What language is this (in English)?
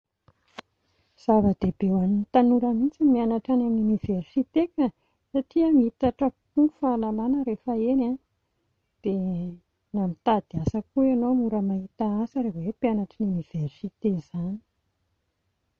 Malagasy